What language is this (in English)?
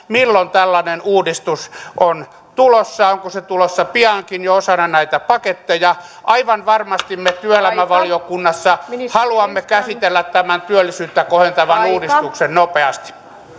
Finnish